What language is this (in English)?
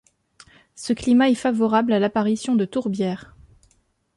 French